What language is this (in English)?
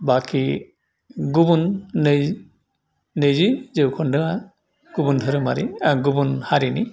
Bodo